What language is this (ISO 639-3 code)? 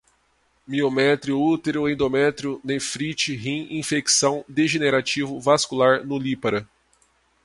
por